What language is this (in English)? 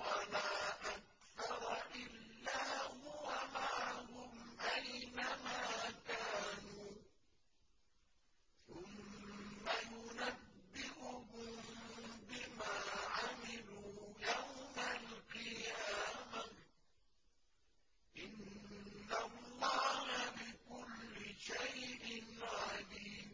Arabic